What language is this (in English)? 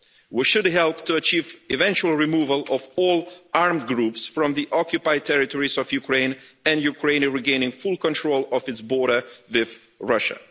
English